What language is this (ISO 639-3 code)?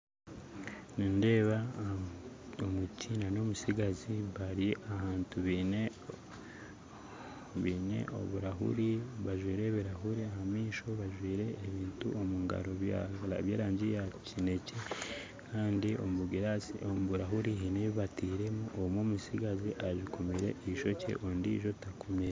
nyn